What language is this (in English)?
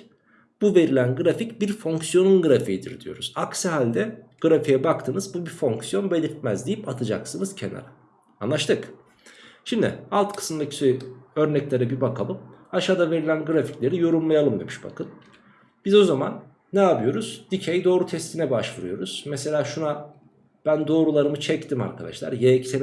Turkish